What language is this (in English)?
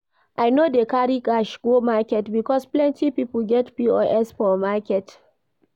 Nigerian Pidgin